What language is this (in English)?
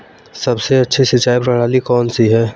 Hindi